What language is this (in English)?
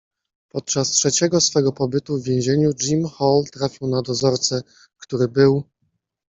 Polish